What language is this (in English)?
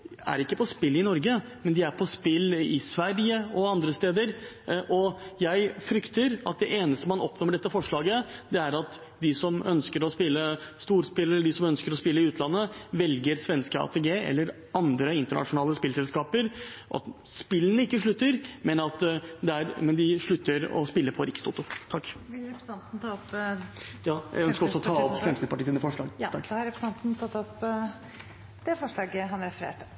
Norwegian